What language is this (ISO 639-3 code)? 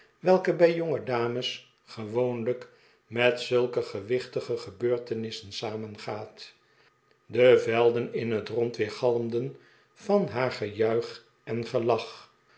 nld